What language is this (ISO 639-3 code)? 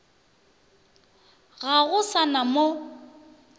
nso